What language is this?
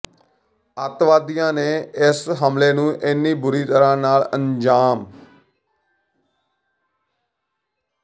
Punjabi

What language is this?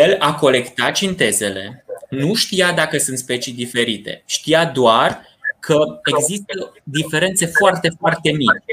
Romanian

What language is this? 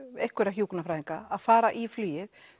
Icelandic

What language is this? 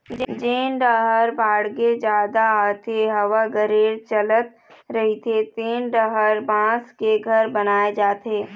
Chhattisgarhi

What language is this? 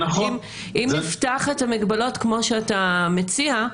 Hebrew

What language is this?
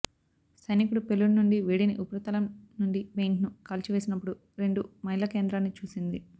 Telugu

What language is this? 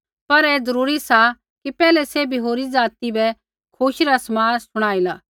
Kullu Pahari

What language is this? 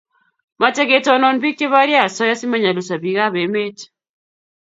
Kalenjin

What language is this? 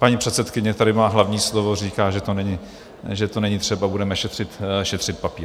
Czech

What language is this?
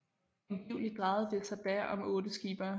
Danish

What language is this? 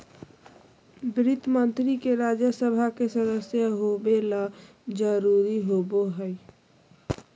Magahi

